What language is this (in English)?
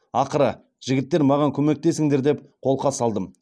Kazakh